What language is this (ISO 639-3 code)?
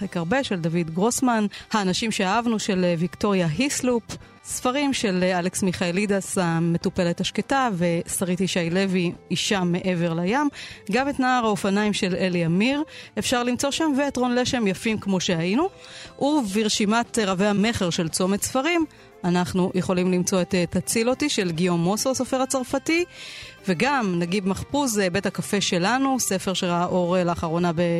heb